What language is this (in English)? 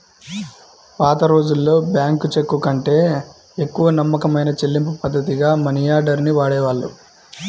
Telugu